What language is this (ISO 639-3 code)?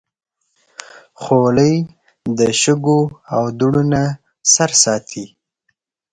pus